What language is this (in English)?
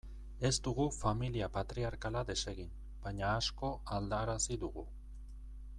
Basque